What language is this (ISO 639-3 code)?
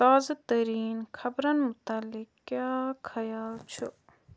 kas